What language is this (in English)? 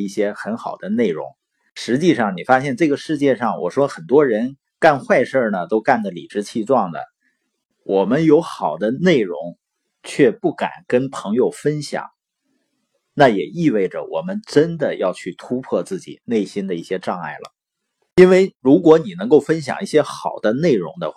Chinese